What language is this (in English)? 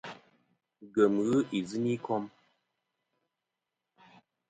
Kom